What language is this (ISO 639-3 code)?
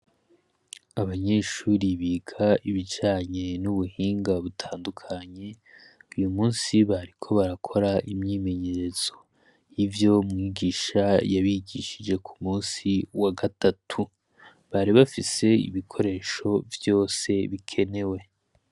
run